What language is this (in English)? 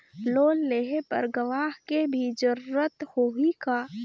Chhattisgarhi